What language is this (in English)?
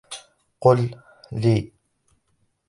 Arabic